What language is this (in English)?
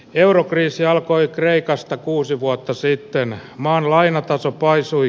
Finnish